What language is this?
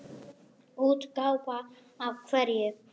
Icelandic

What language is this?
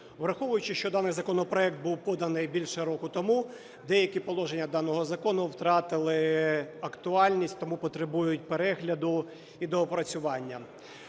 Ukrainian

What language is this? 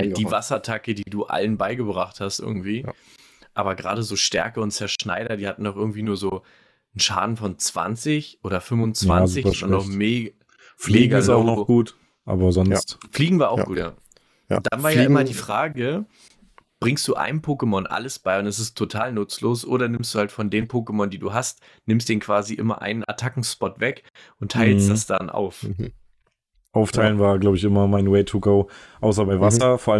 German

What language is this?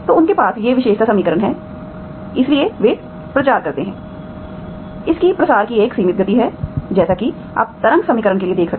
Hindi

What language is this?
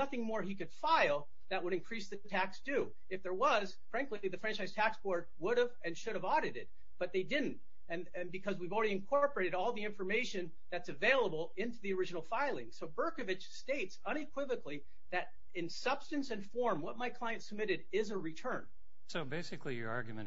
English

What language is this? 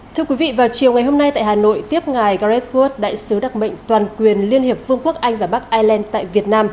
Vietnamese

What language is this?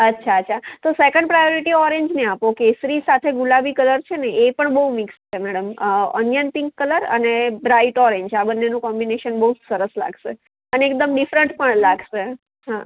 Gujarati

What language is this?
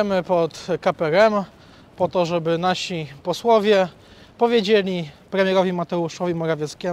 Polish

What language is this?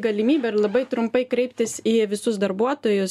Lithuanian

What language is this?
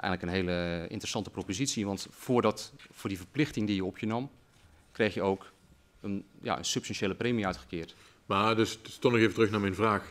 Dutch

